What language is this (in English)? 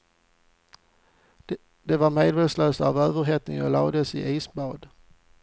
Swedish